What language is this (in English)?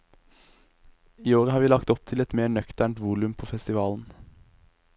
Norwegian